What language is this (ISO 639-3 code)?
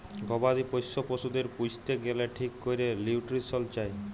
ben